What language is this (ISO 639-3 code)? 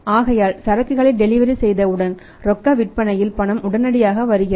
tam